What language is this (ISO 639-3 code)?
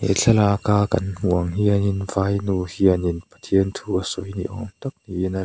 lus